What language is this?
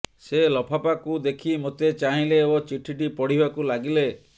Odia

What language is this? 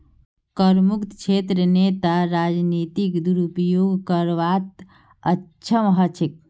Magahi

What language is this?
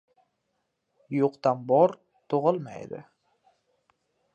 Uzbek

